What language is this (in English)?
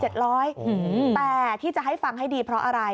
Thai